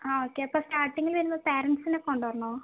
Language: Malayalam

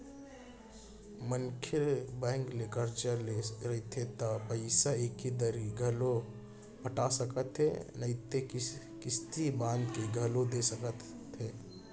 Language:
Chhattisgarhi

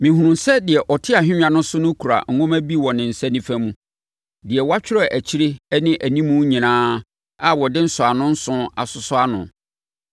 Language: Akan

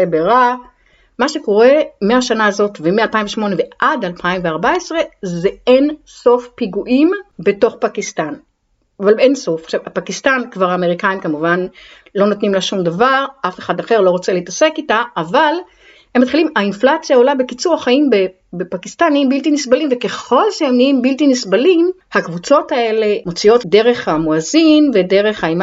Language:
Hebrew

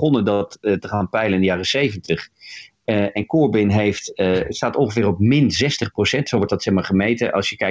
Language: Dutch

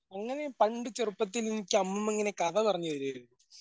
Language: Malayalam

